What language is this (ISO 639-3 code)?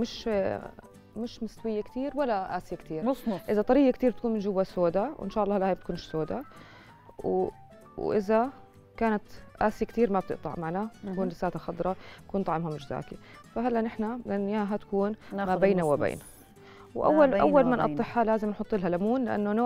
ara